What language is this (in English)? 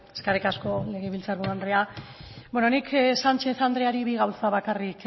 Basque